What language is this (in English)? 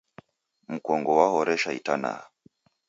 Taita